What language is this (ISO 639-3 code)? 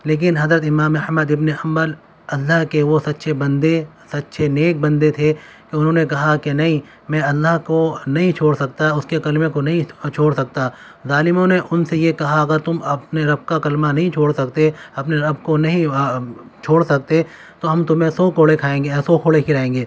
urd